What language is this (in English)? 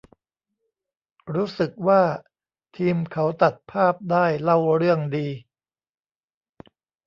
Thai